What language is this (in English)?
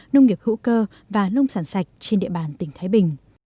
Vietnamese